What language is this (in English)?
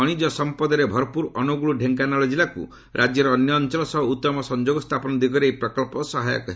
Odia